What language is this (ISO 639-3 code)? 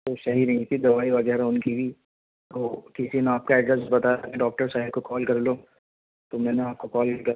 urd